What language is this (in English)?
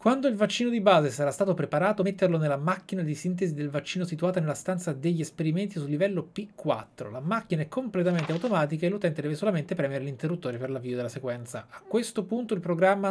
Italian